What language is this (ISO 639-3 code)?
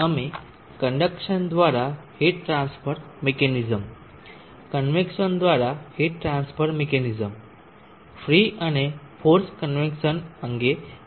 guj